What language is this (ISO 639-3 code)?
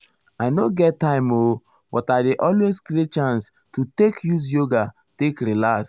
pcm